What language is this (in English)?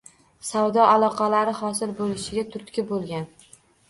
Uzbek